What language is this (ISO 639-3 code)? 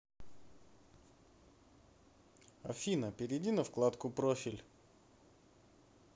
rus